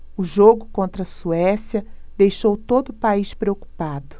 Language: Portuguese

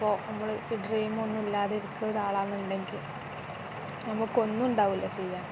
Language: Malayalam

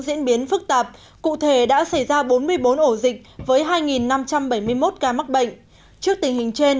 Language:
Vietnamese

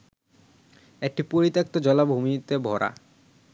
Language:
Bangla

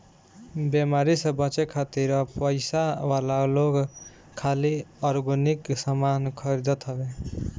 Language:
Bhojpuri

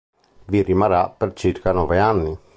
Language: Italian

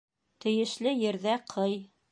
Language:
Bashkir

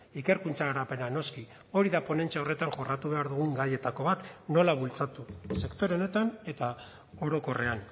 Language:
Basque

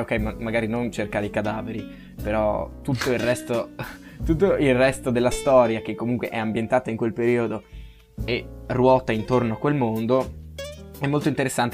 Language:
Italian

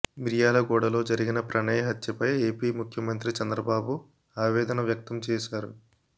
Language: Telugu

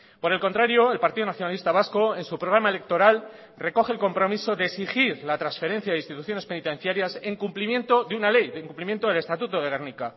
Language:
Spanish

